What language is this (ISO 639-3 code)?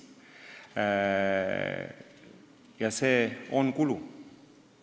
est